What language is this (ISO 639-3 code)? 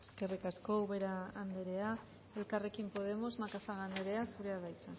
eus